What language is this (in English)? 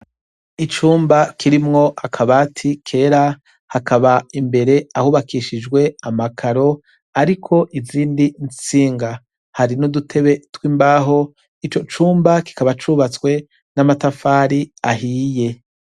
Rundi